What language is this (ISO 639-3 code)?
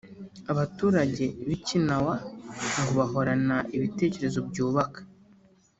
kin